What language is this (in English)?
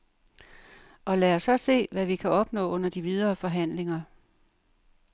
Danish